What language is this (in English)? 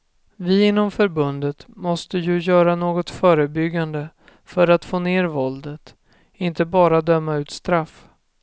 Swedish